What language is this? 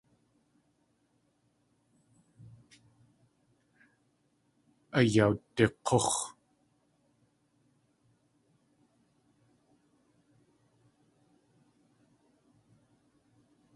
Tlingit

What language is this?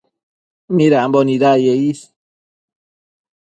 Matsés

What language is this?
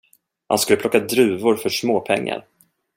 Swedish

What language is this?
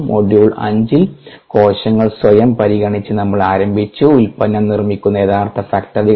Malayalam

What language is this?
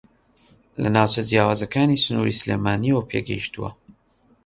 Central Kurdish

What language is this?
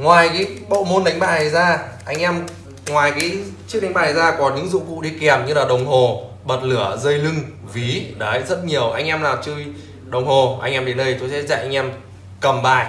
Vietnamese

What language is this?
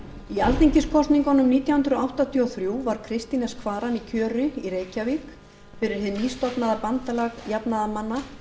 Icelandic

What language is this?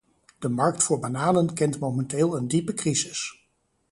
Dutch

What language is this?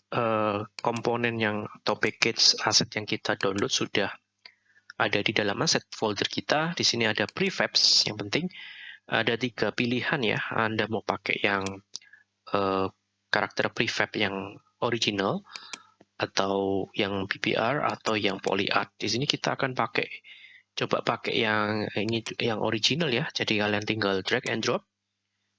Indonesian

